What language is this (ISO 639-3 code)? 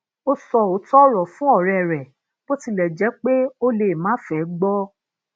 yor